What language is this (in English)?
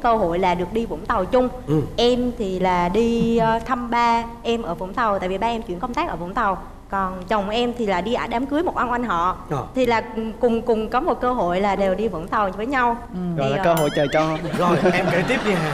Vietnamese